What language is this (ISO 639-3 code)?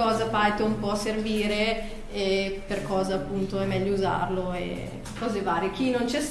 ita